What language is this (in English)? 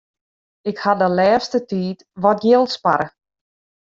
Western Frisian